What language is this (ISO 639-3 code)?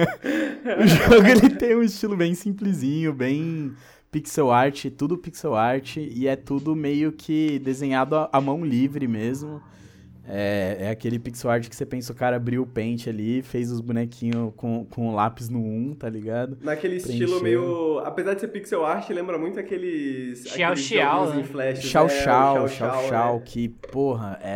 por